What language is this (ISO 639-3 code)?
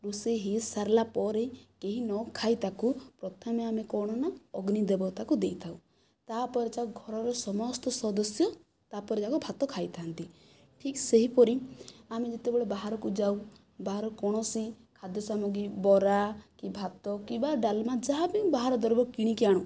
ori